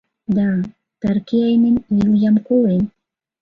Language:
Mari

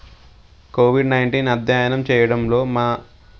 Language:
Telugu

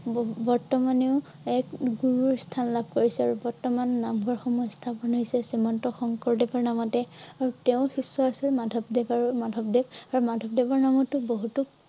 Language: Assamese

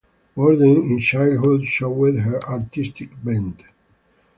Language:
English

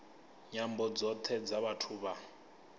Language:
Venda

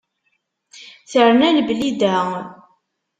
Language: Kabyle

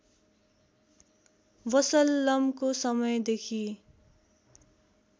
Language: Nepali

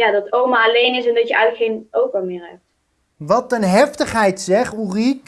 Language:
Dutch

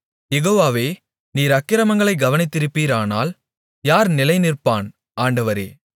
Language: Tamil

